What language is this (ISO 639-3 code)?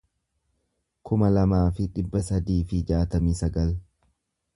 orm